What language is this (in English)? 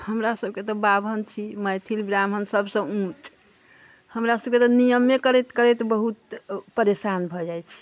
Maithili